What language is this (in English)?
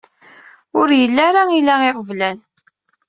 Kabyle